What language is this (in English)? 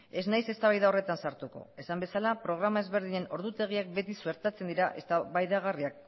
Basque